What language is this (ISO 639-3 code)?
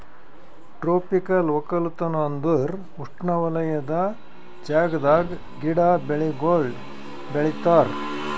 kan